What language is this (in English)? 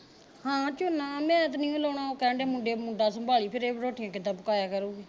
Punjabi